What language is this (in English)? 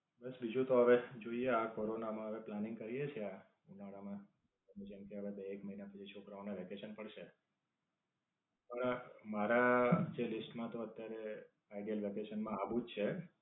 Gujarati